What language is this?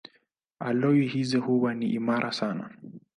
Swahili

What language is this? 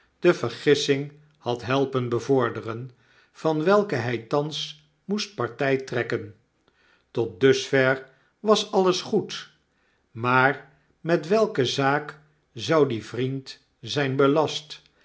Dutch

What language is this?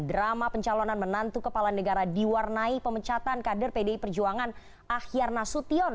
Indonesian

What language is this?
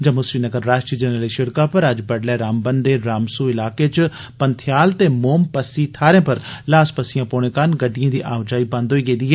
Dogri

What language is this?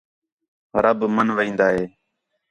Khetrani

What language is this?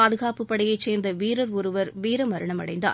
Tamil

